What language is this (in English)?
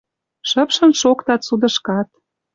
Western Mari